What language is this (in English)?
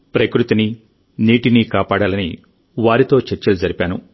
Telugu